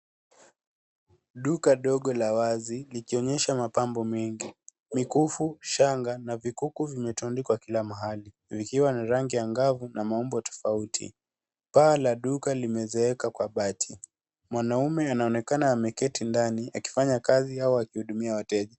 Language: Swahili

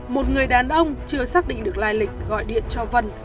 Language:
Vietnamese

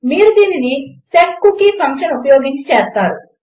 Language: Telugu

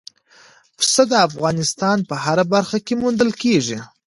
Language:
Pashto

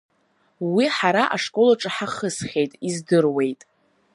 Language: Abkhazian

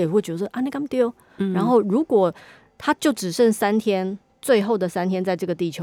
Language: Chinese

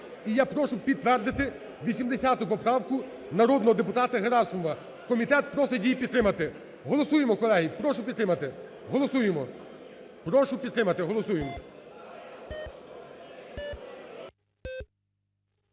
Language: Ukrainian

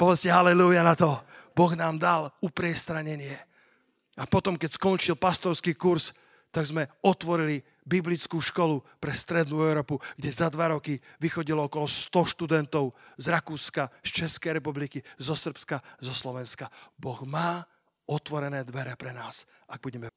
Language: Slovak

